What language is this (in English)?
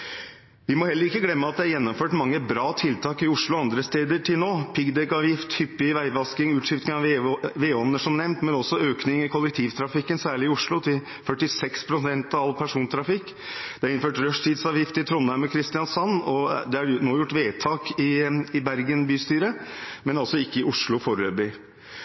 Norwegian Bokmål